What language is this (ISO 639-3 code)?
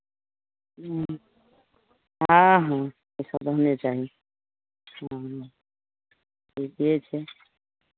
mai